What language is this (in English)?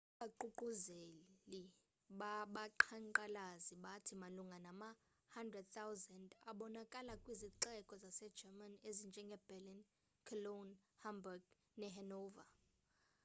Xhosa